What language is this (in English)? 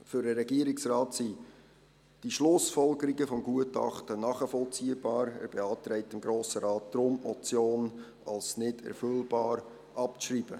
Swiss German